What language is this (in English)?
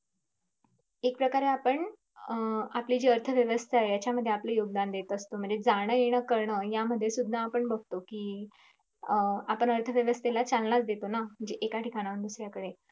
Marathi